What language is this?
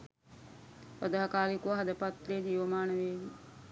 Sinhala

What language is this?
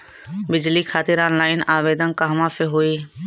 Bhojpuri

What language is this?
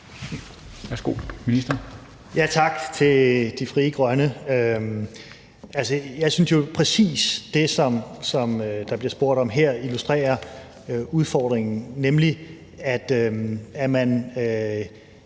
Danish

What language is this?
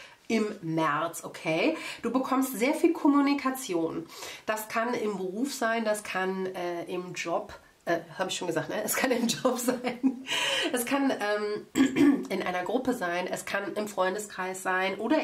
German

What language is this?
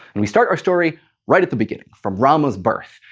English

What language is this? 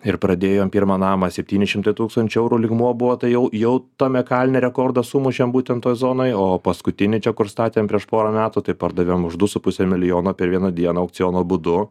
Lithuanian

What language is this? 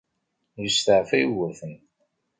Kabyle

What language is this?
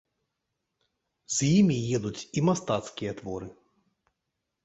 Belarusian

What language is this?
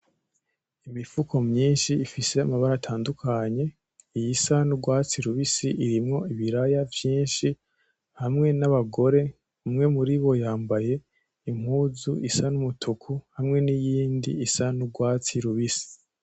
Rundi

